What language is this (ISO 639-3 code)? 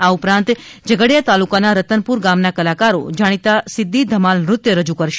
guj